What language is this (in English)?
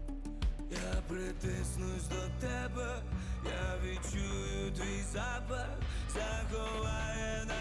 Ukrainian